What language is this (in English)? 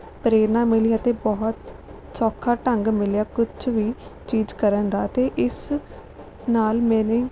Punjabi